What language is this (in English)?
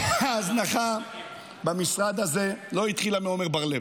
Hebrew